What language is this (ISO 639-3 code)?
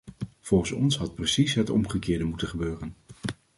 nld